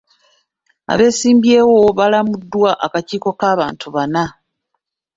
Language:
Ganda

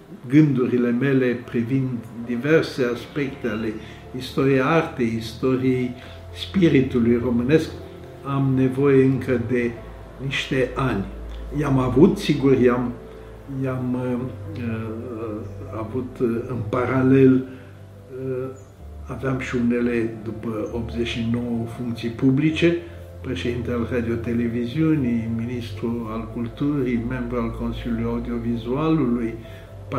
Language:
Romanian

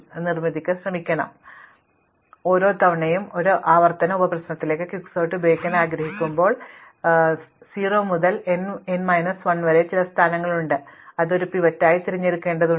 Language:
Malayalam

